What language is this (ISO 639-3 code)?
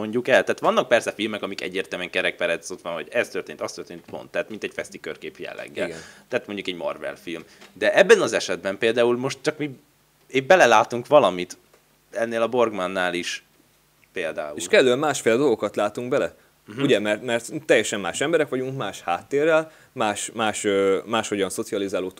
hun